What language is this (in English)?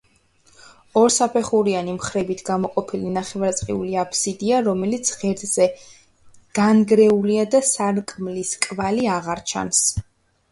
Georgian